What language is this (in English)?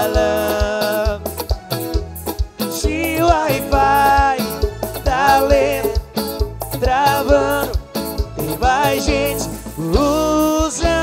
Portuguese